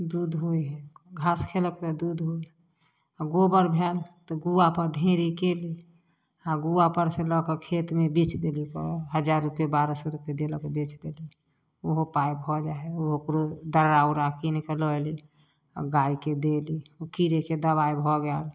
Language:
Maithili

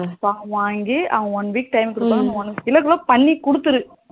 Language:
Tamil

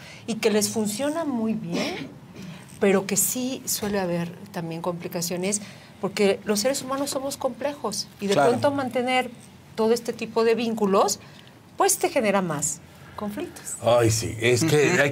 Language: Spanish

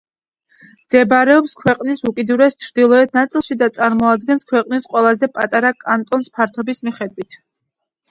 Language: Georgian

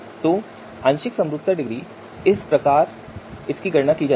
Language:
Hindi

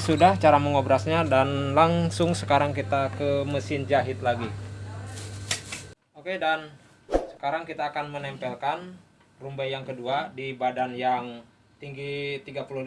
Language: Indonesian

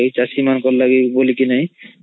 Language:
Odia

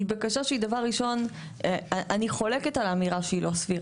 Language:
Hebrew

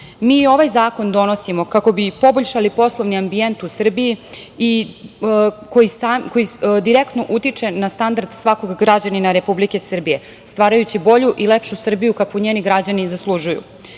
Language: Serbian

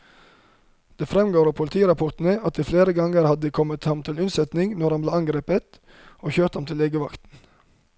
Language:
Norwegian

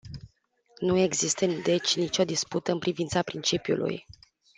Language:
Romanian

